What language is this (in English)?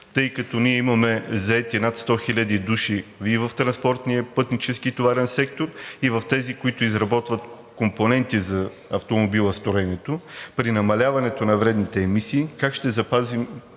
Bulgarian